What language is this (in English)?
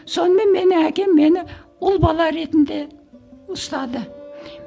Kazakh